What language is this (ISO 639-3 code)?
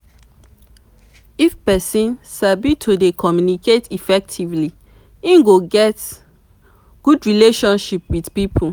pcm